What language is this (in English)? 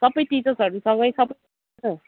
Nepali